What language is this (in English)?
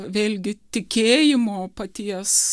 Lithuanian